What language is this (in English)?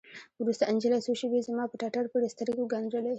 Pashto